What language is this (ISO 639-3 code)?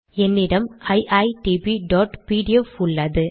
tam